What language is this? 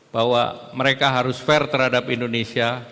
Indonesian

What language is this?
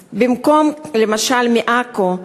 Hebrew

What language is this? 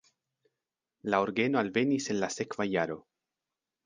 Esperanto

